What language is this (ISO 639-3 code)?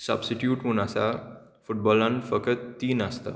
kok